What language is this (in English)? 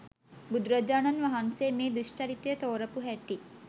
Sinhala